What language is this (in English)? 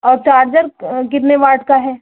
Hindi